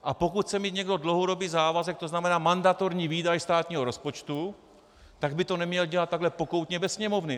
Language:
Czech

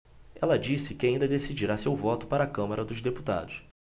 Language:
Portuguese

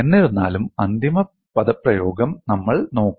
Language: Malayalam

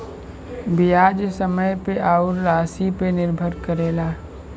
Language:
Bhojpuri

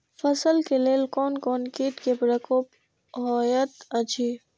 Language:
Maithili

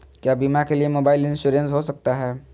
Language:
Magahi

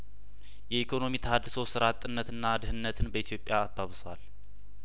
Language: Amharic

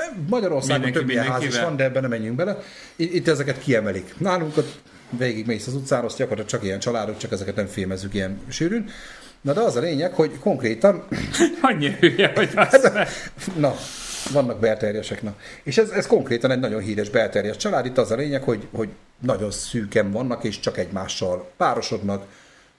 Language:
Hungarian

